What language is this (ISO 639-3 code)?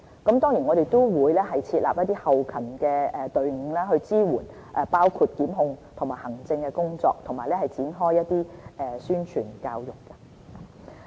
yue